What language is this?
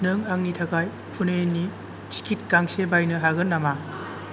Bodo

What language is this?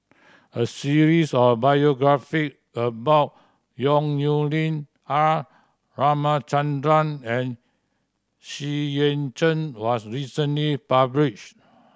English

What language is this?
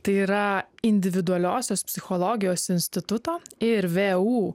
Lithuanian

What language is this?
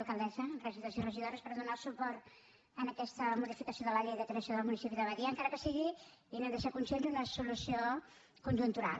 Catalan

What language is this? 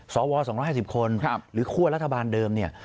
Thai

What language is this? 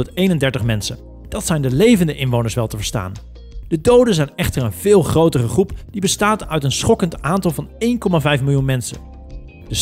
Dutch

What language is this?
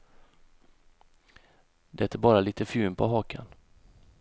Swedish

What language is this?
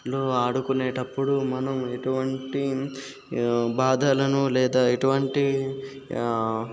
Telugu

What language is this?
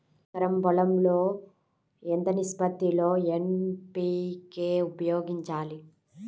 Telugu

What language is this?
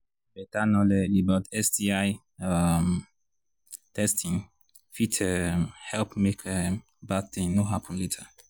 Nigerian Pidgin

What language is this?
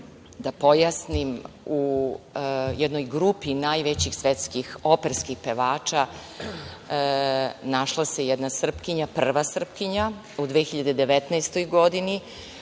Serbian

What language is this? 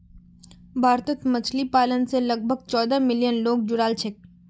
Magahi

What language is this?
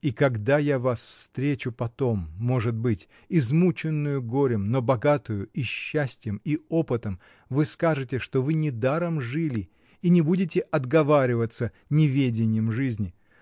Russian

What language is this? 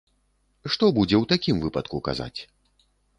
Belarusian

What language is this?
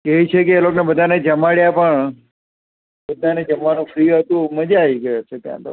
Gujarati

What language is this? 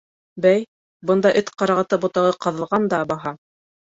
Bashkir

